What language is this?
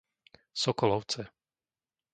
Slovak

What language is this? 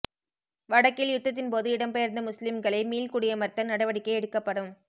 Tamil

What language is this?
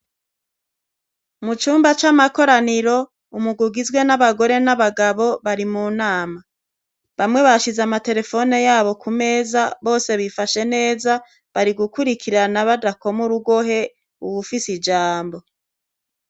Rundi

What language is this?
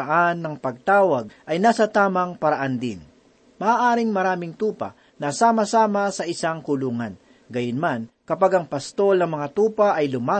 Filipino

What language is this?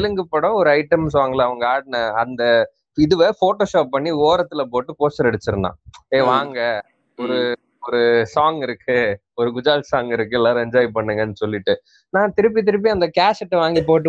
Tamil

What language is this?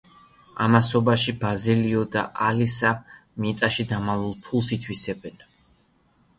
Georgian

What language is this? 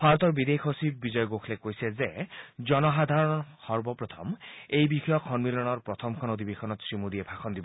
Assamese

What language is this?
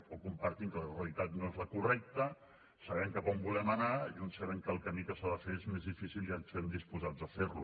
Catalan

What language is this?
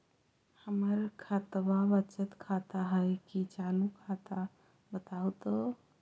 Magahi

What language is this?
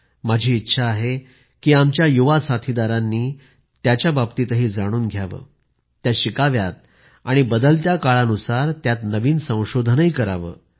Marathi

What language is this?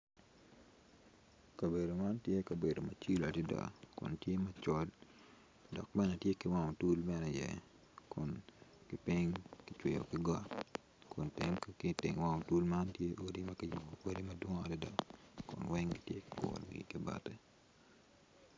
Acoli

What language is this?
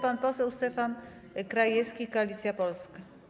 Polish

